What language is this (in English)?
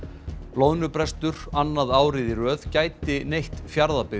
Icelandic